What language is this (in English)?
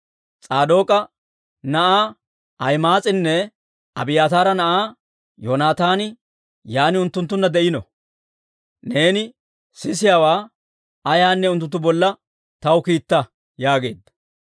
Dawro